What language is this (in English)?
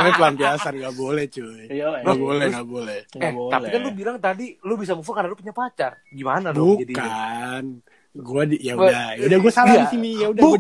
Indonesian